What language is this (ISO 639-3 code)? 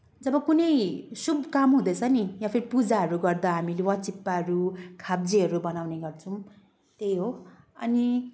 nep